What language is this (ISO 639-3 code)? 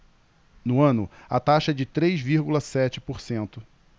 por